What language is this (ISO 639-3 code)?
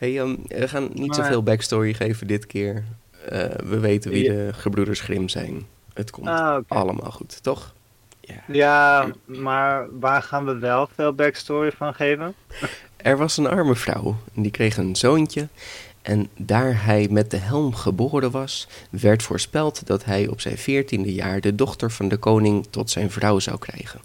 nld